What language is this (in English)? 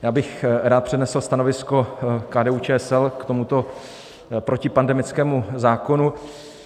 Czech